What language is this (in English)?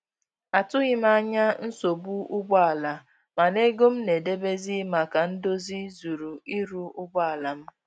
Igbo